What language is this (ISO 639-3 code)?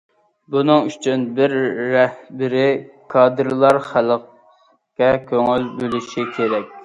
uig